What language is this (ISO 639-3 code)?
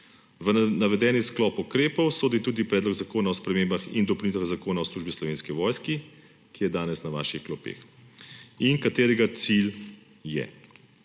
slv